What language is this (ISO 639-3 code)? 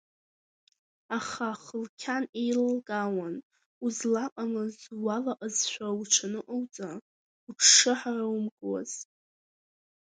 abk